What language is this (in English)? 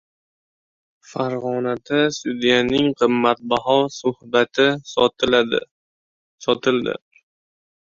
Uzbek